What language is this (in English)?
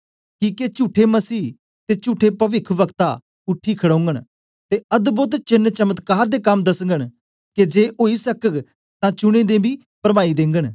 Dogri